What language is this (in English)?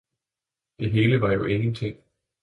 Danish